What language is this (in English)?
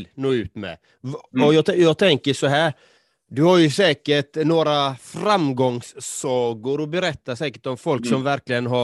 Swedish